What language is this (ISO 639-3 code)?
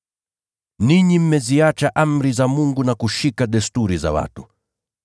swa